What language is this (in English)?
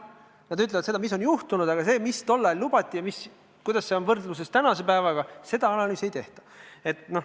Estonian